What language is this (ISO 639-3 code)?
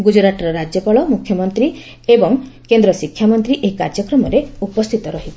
ori